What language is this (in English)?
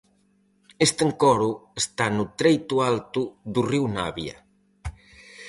Galician